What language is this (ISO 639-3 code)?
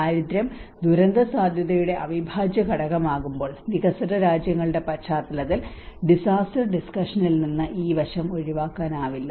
mal